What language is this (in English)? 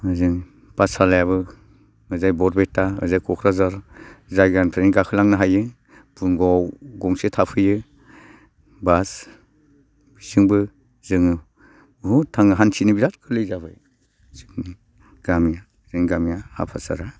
Bodo